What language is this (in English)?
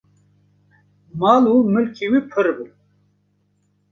Kurdish